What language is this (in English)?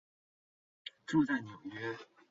Chinese